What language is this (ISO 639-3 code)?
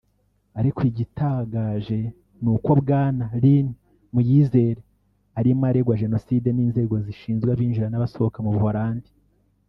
kin